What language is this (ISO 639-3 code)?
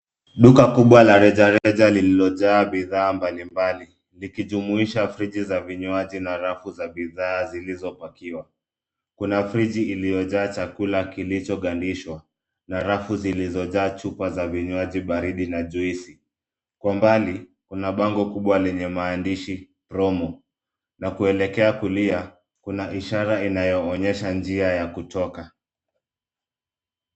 swa